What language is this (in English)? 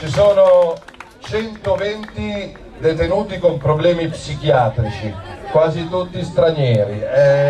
Italian